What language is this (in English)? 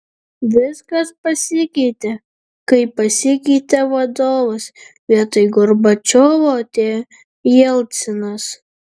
Lithuanian